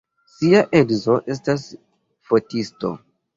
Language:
Esperanto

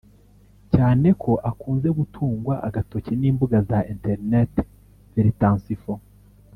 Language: Kinyarwanda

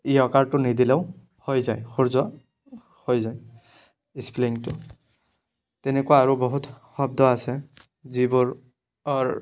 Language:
Assamese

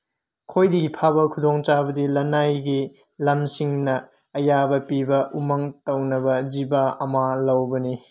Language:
Manipuri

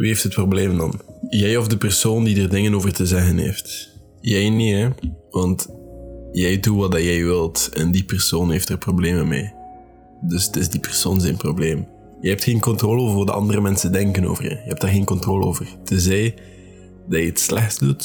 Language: Dutch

